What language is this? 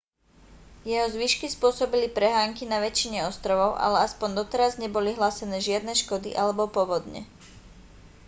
Slovak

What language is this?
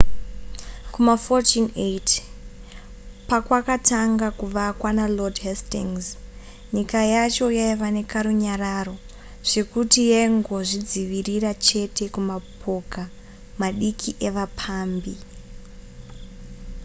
Shona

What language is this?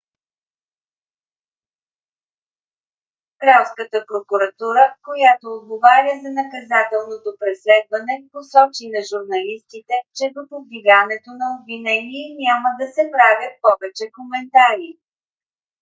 Bulgarian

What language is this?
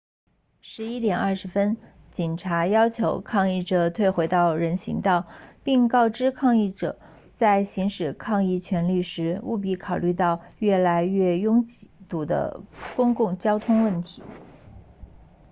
Chinese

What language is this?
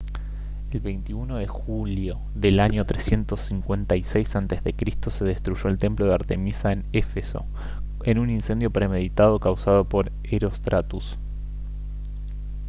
Spanish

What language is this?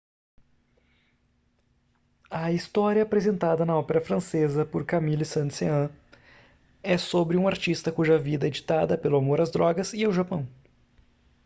Portuguese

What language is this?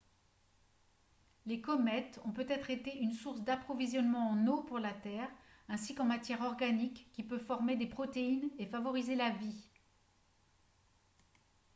French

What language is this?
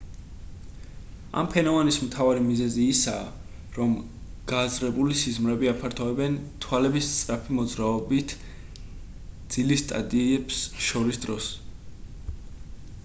Georgian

